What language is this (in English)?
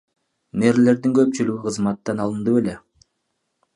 Kyrgyz